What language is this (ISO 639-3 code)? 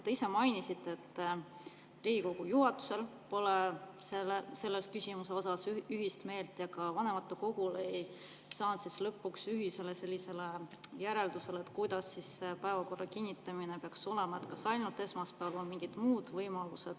est